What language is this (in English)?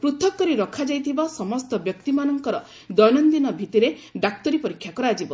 Odia